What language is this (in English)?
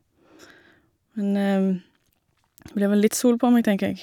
Norwegian